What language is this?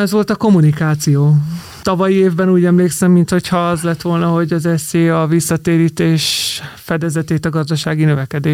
Hungarian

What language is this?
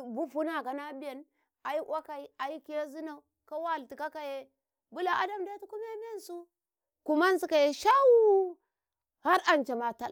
Karekare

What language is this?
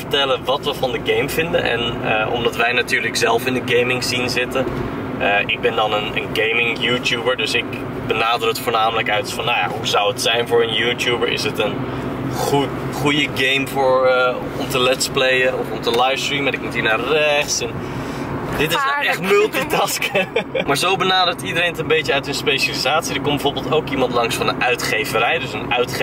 Dutch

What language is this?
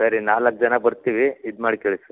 Kannada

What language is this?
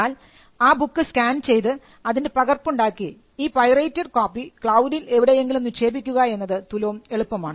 Malayalam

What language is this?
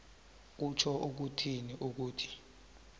South Ndebele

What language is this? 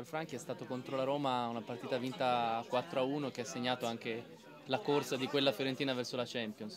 Italian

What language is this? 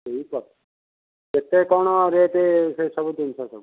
Odia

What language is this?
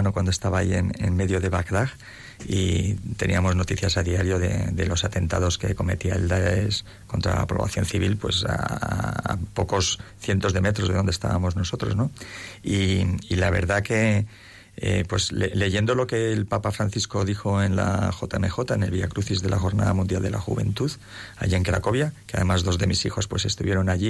Spanish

